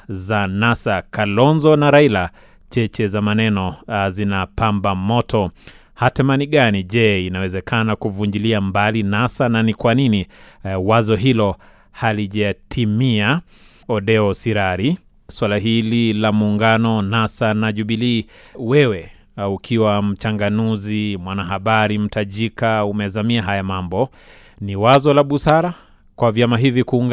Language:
Swahili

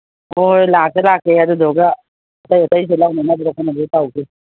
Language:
Manipuri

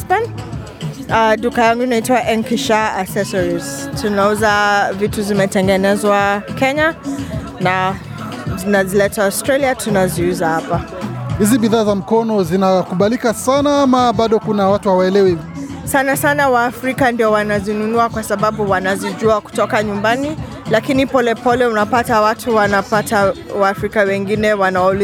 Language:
Swahili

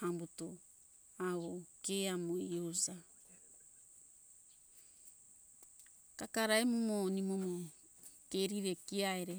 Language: Hunjara-Kaina Ke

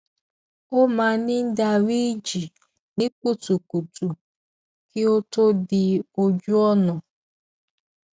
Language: Yoruba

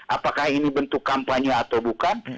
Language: Indonesian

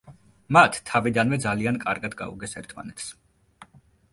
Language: Georgian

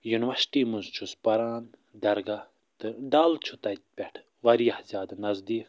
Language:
Kashmiri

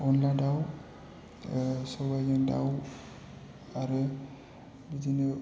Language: Bodo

